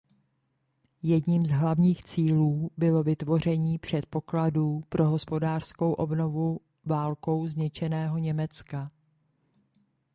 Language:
Czech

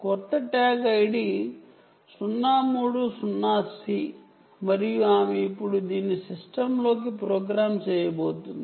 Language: Telugu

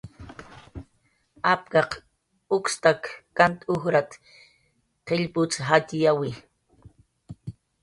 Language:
Jaqaru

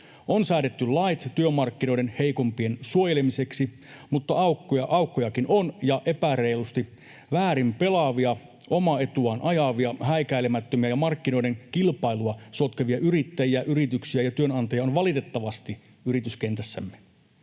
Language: Finnish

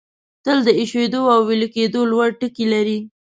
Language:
Pashto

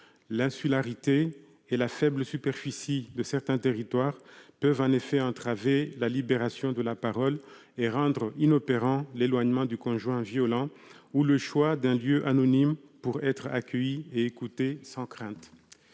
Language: French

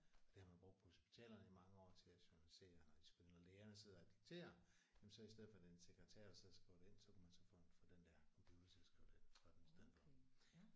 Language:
Danish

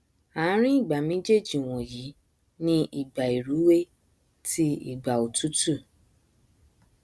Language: Yoruba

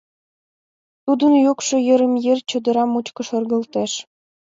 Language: Mari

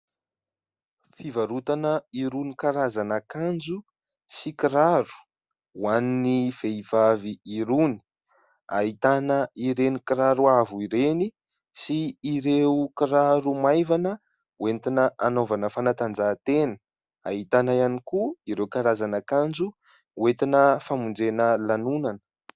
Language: Malagasy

